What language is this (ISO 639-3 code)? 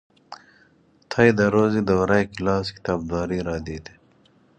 fas